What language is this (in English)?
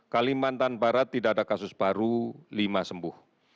Indonesian